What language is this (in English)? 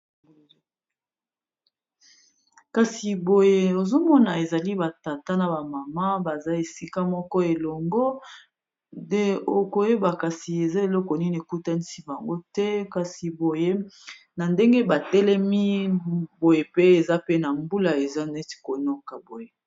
Lingala